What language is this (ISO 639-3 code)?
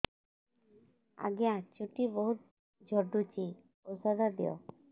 ori